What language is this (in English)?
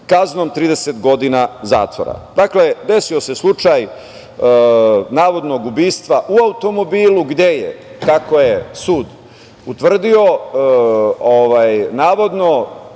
Serbian